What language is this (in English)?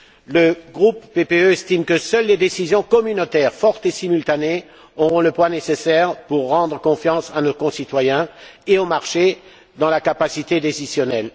French